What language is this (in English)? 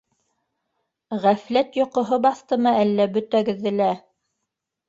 Bashkir